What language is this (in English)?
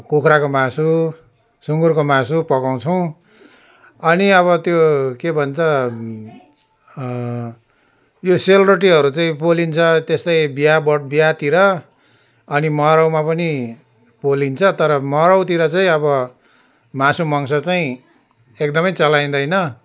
Nepali